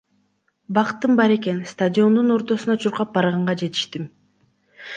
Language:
Kyrgyz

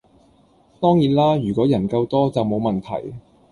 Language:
Cantonese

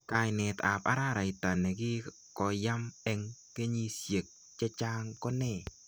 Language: Kalenjin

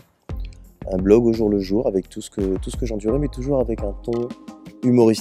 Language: French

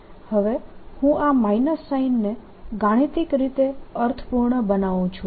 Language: Gujarati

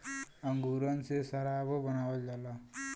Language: Bhojpuri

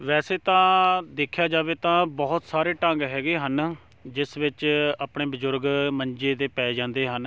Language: Punjabi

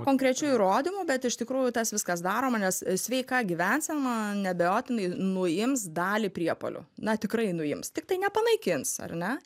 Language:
Lithuanian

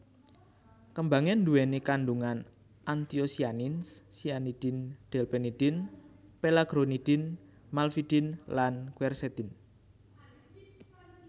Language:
Javanese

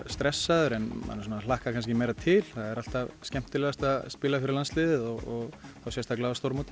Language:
Icelandic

